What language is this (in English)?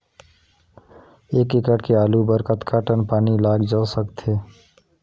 Chhattisgarhi